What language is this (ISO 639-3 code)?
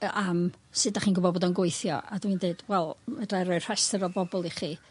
cym